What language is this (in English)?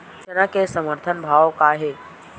Chhattisgarhi